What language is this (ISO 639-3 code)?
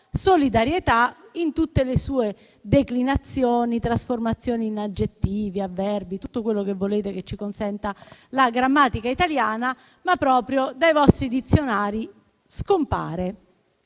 ita